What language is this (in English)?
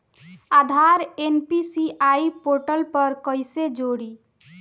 Bhojpuri